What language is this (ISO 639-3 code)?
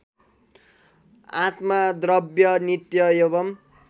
nep